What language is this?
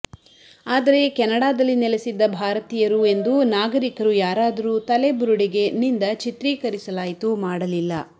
Kannada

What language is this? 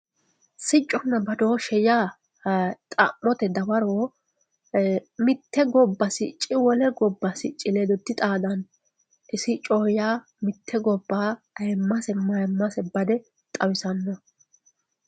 Sidamo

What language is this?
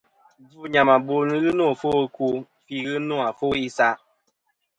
Kom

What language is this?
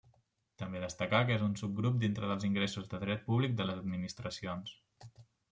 Catalan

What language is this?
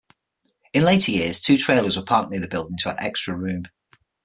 English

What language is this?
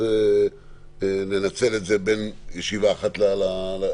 Hebrew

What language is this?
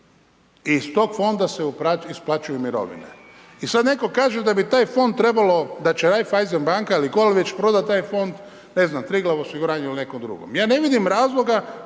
Croatian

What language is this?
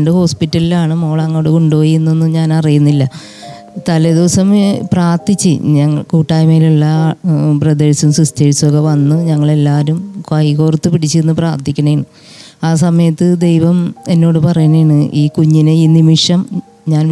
Malayalam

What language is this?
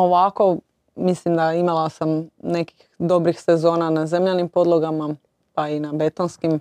Croatian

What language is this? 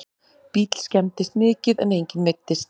Icelandic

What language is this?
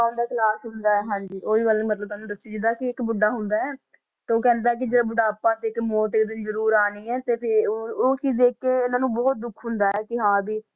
Punjabi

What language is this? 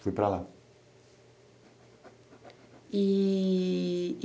Portuguese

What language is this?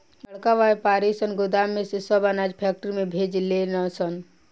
Bhojpuri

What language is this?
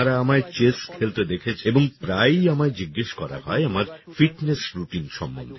Bangla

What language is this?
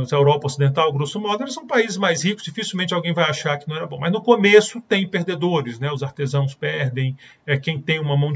Portuguese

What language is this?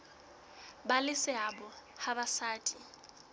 Southern Sotho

